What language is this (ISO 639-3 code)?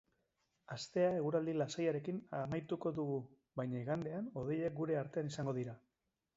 eus